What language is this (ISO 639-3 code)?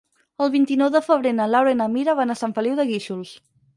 cat